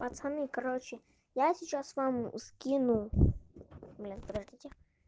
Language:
Russian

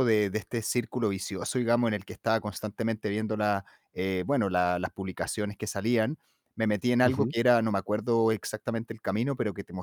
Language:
Spanish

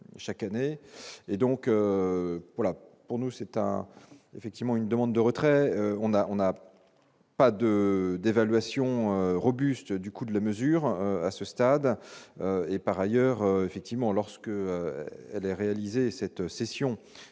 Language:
French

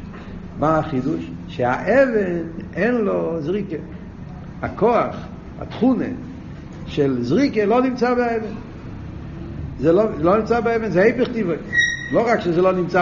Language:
Hebrew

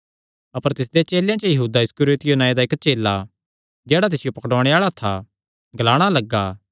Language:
Kangri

